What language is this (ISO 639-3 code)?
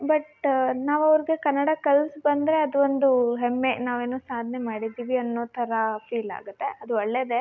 kan